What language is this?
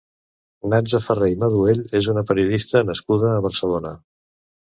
Catalan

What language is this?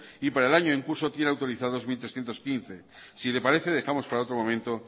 Spanish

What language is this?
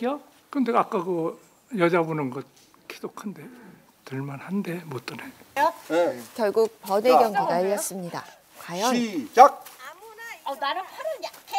Korean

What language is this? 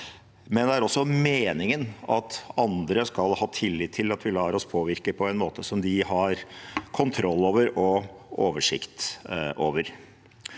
Norwegian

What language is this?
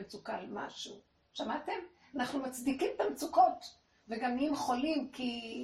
Hebrew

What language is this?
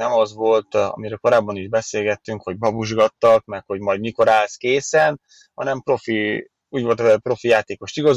Hungarian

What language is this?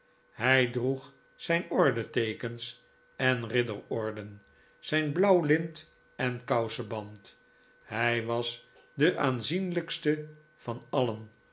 Dutch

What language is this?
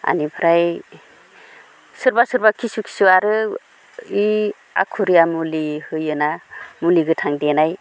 Bodo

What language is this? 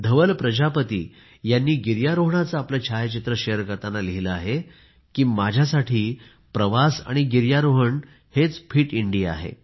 Marathi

